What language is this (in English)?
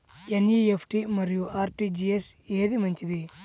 Telugu